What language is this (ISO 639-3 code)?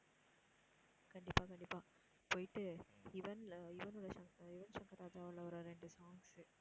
tam